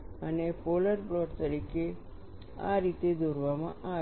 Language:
Gujarati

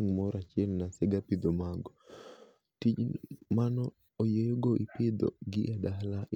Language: Luo (Kenya and Tanzania)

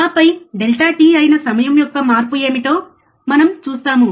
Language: Telugu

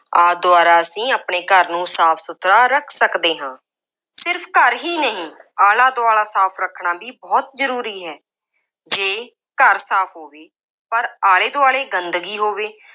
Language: Punjabi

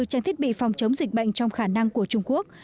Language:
Vietnamese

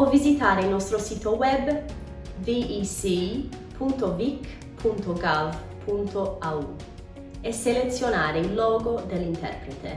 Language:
Italian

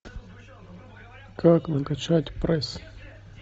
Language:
Russian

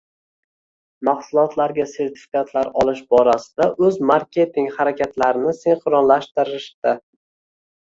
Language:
Uzbek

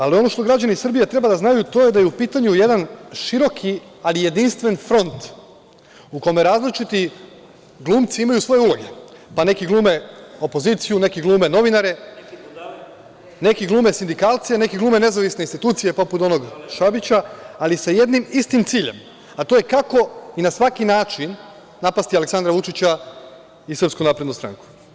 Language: Serbian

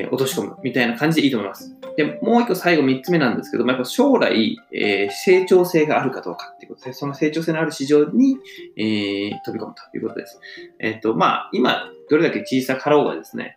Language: Japanese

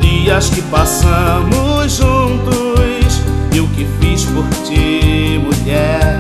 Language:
Portuguese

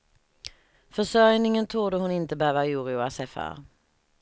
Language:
Swedish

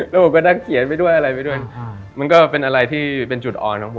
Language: Thai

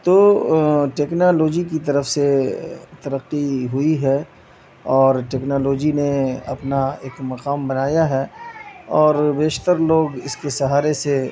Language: Urdu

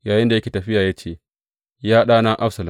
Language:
Hausa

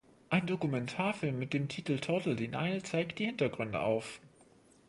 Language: German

